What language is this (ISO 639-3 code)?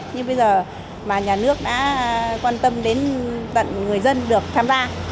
vie